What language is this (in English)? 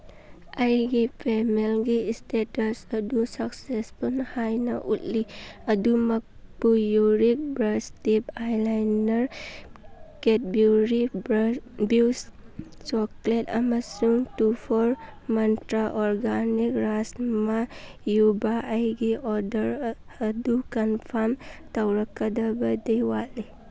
Manipuri